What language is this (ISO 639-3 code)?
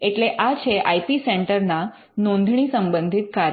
guj